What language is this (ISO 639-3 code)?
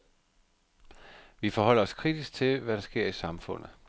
dan